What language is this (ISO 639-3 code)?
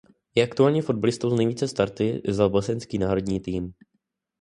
ces